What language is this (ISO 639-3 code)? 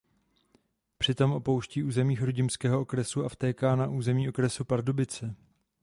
ces